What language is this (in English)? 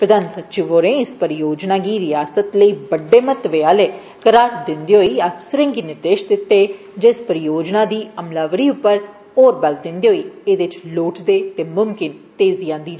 Dogri